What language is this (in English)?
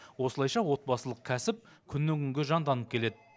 Kazakh